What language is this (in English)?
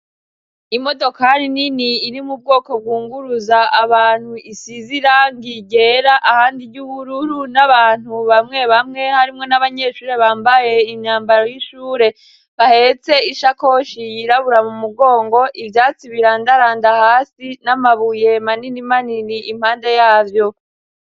Rundi